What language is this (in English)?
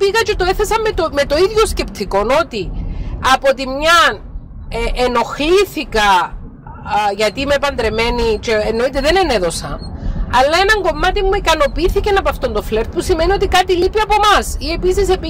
Greek